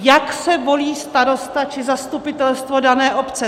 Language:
Czech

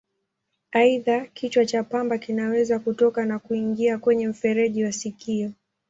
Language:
Swahili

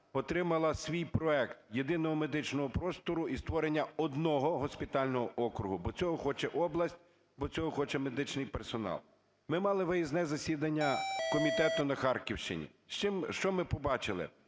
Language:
Ukrainian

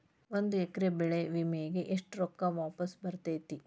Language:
Kannada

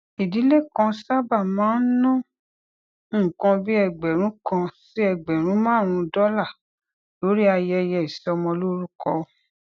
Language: Yoruba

